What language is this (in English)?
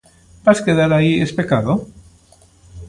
Galician